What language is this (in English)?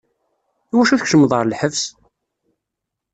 Kabyle